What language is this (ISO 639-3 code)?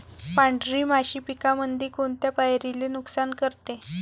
mar